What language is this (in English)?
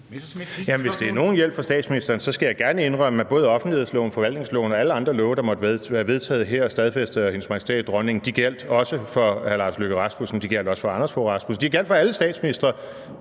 Danish